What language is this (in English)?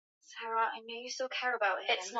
Swahili